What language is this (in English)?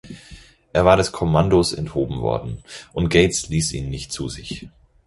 German